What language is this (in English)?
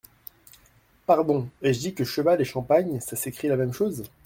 French